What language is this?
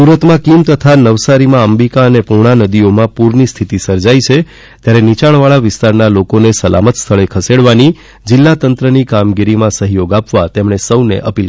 Gujarati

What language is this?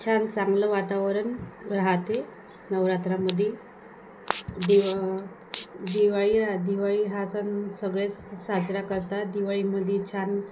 Marathi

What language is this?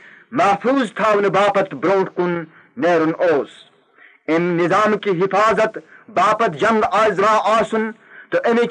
Urdu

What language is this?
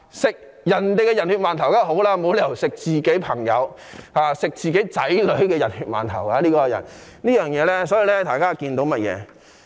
Cantonese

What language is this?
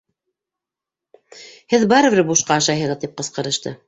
Bashkir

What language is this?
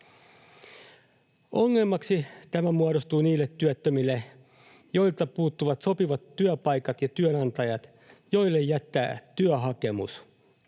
Finnish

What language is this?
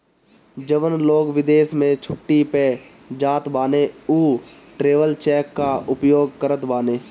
Bhojpuri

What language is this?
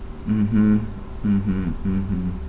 English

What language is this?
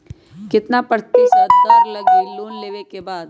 Magahi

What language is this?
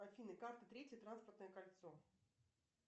Russian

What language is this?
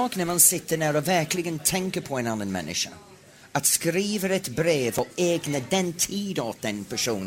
Swedish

